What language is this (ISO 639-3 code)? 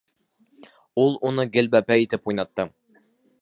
bak